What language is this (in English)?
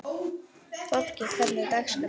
Icelandic